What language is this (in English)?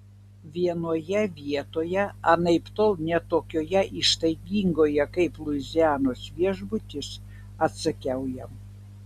Lithuanian